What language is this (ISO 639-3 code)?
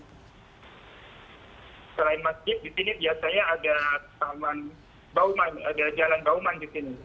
ind